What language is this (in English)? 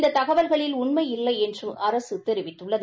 Tamil